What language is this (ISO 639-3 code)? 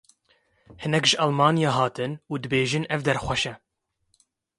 kur